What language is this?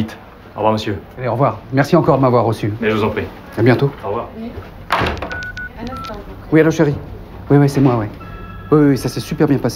French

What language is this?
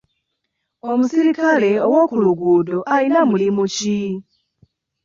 Ganda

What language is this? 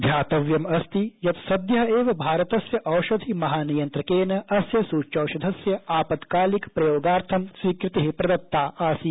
Sanskrit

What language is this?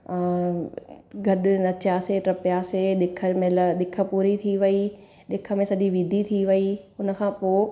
Sindhi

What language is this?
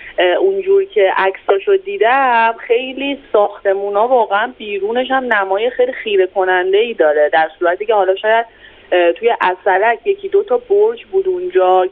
Persian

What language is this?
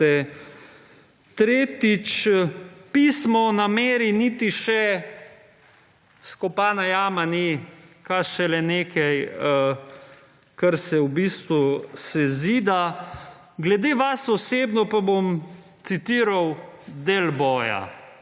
Slovenian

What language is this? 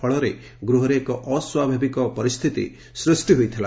Odia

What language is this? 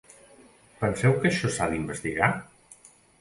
Catalan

